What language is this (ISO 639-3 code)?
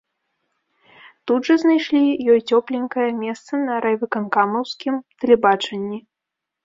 bel